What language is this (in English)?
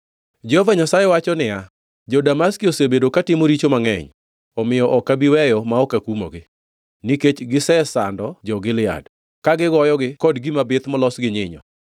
Luo (Kenya and Tanzania)